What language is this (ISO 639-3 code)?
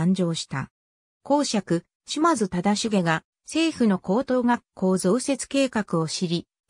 jpn